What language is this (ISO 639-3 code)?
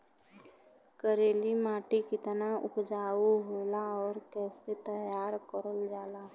bho